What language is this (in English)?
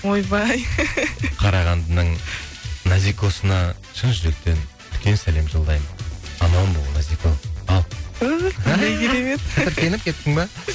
Kazakh